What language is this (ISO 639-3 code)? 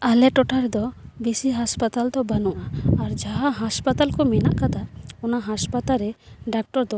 sat